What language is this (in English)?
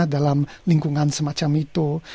Indonesian